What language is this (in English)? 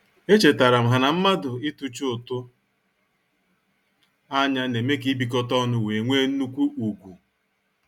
Igbo